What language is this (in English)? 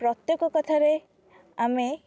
Odia